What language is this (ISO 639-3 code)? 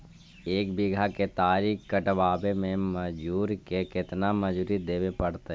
mag